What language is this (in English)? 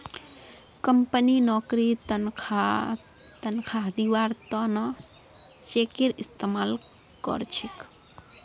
Magahi